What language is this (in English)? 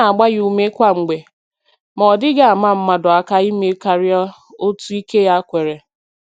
Igbo